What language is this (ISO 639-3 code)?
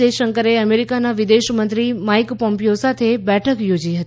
guj